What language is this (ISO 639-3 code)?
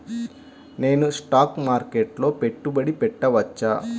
tel